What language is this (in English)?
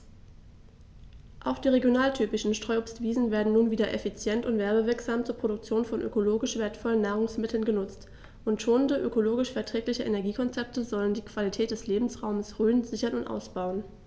German